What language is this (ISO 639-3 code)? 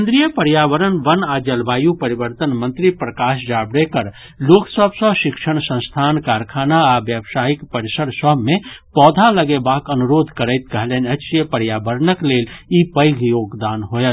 mai